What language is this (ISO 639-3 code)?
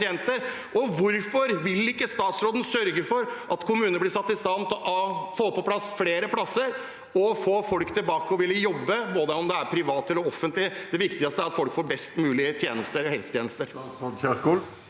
nor